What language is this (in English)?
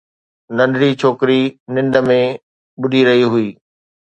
Sindhi